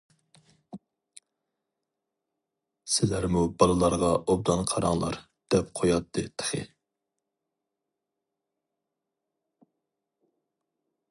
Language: Uyghur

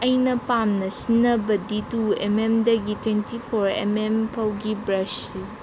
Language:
Manipuri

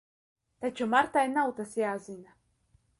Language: Latvian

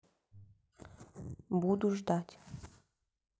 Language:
Russian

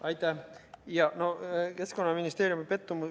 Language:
Estonian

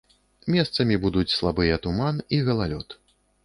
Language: Belarusian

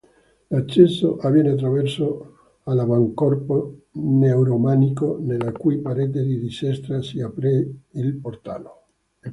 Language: Italian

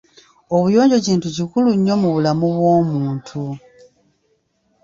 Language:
Ganda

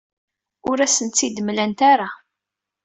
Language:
Kabyle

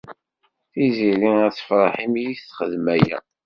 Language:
Kabyle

